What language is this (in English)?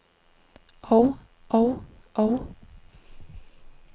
Danish